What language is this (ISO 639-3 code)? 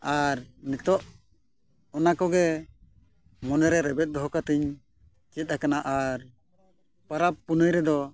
sat